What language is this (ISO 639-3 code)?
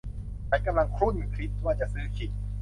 tha